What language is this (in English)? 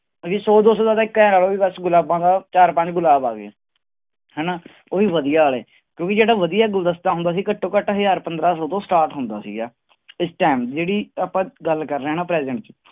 Punjabi